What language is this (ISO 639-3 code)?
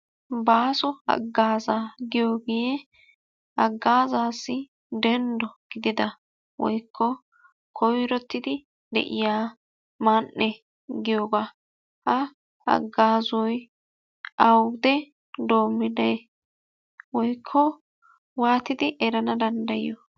wal